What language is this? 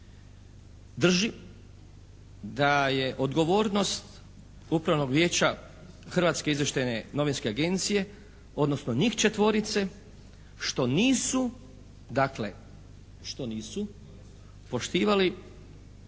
Croatian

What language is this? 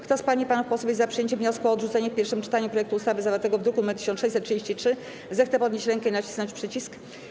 Polish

